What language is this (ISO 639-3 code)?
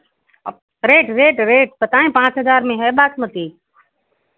hin